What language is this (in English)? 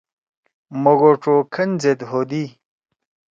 Torwali